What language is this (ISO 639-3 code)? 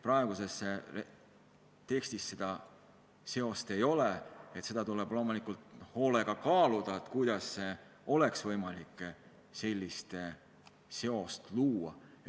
est